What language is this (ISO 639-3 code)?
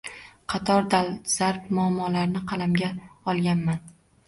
uzb